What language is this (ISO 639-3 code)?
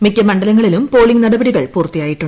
mal